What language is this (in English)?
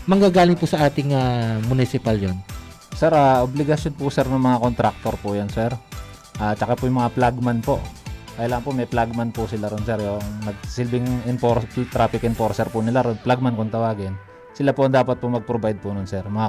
Filipino